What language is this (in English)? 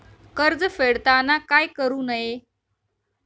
Marathi